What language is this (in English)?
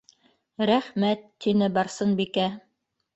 Bashkir